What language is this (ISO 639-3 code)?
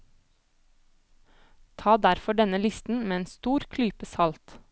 nor